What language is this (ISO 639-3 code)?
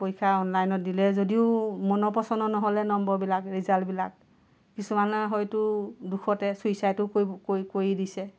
asm